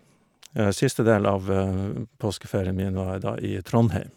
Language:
Norwegian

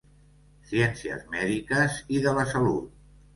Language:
Catalan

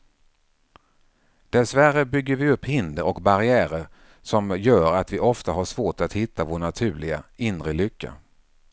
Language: Swedish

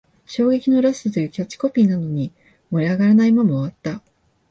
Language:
Japanese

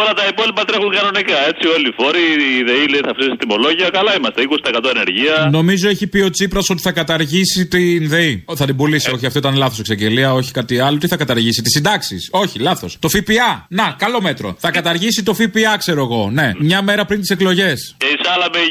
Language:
Greek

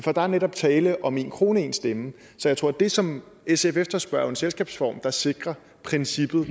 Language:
Danish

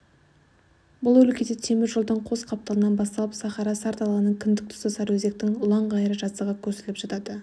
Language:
Kazakh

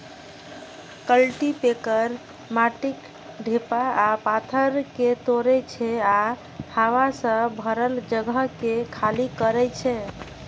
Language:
Maithili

